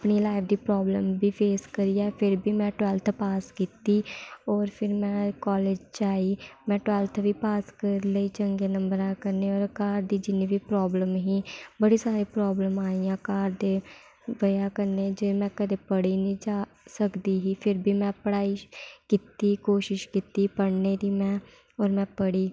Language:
Dogri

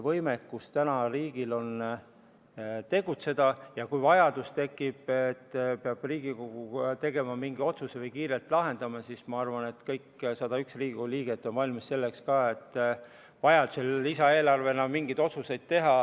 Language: Estonian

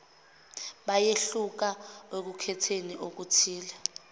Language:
Zulu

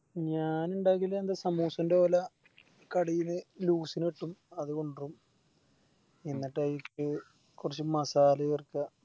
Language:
Malayalam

